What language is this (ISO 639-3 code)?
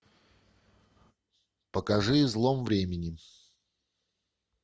rus